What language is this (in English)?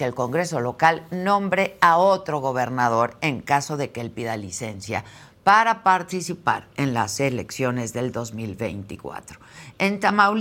Spanish